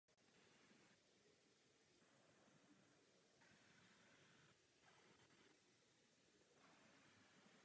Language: Czech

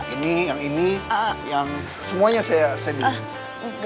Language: Indonesian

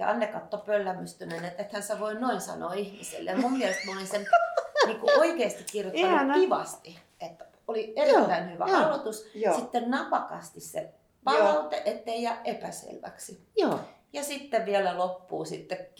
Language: Finnish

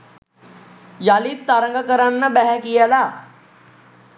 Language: Sinhala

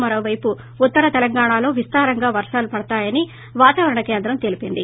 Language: Telugu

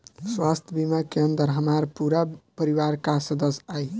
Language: Bhojpuri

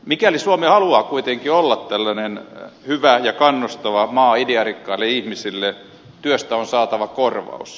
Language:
Finnish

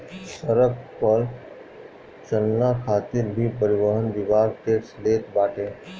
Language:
Bhojpuri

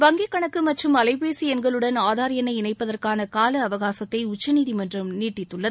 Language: Tamil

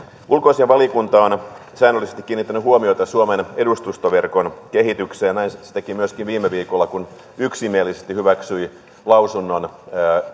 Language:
Finnish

